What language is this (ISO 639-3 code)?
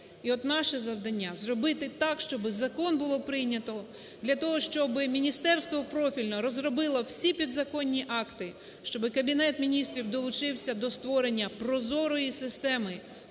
ukr